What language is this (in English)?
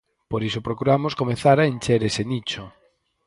Galician